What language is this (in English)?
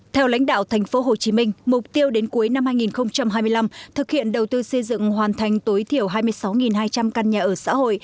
Vietnamese